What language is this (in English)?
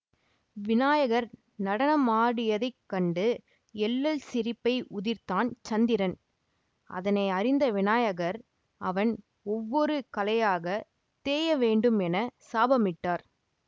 Tamil